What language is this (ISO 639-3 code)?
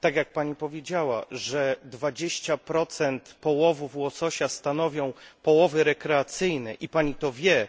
pol